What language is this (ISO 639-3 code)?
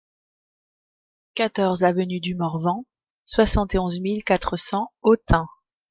fra